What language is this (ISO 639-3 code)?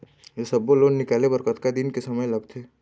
hne